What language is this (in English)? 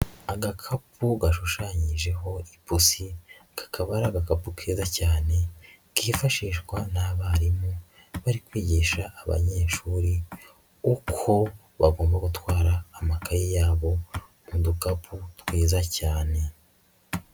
Kinyarwanda